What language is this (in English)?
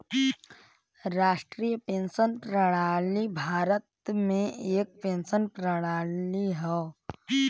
Bhojpuri